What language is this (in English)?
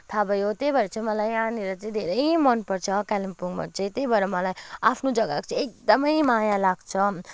Nepali